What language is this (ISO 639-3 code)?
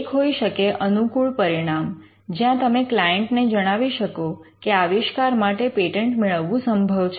guj